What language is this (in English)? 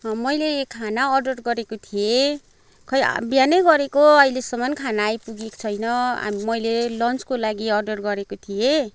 Nepali